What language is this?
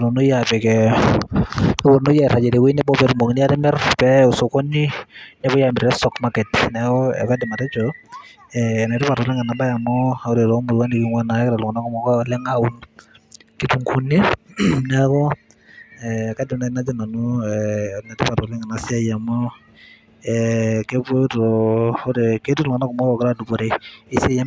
Masai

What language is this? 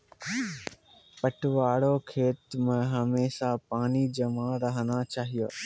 Maithili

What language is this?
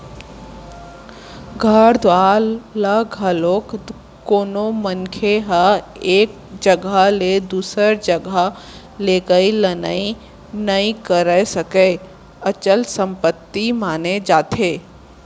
Chhattisgarhi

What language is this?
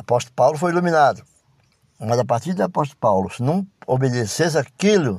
Portuguese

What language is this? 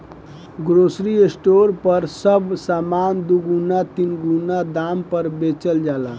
Bhojpuri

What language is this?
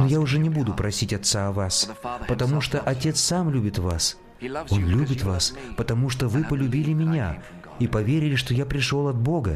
Russian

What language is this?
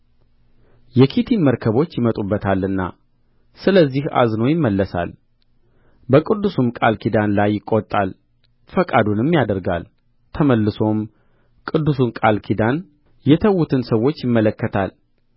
Amharic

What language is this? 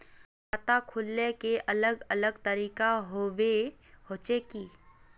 Magahi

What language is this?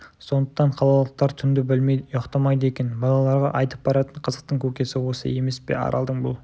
Kazakh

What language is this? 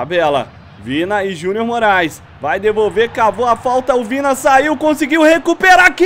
Portuguese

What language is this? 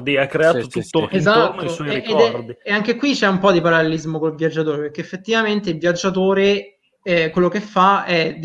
Italian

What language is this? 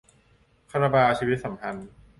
Thai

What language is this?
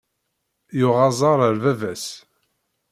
Kabyle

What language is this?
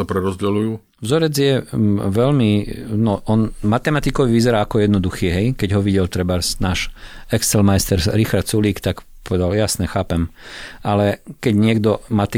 Slovak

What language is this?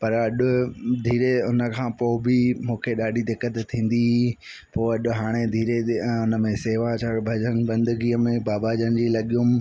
Sindhi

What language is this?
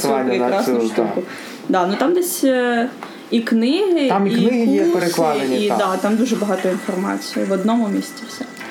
Ukrainian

